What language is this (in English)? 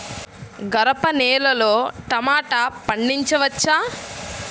Telugu